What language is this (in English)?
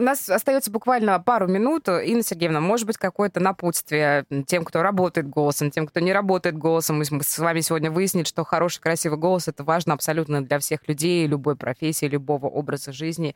Russian